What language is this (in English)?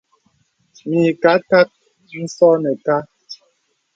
Bebele